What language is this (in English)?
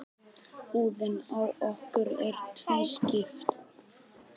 Icelandic